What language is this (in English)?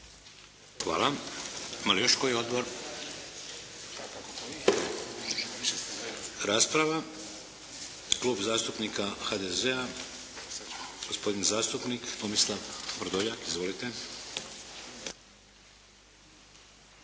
Croatian